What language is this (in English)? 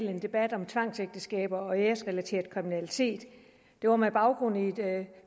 Danish